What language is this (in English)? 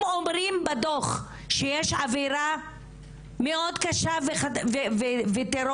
Hebrew